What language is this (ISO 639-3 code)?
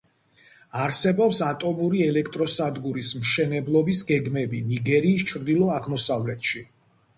kat